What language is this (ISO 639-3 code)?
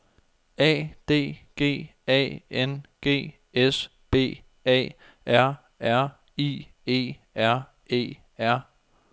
dan